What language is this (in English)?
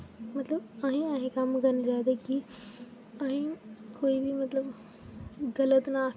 Dogri